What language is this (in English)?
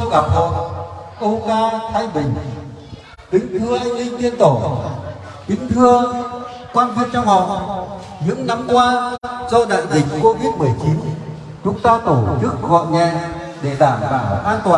Vietnamese